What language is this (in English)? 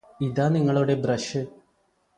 Malayalam